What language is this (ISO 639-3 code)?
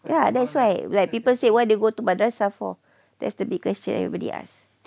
eng